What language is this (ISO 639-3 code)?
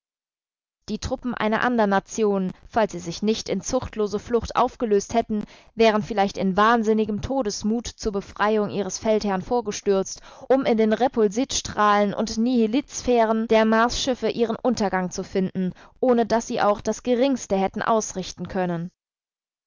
deu